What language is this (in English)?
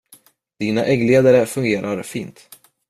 Swedish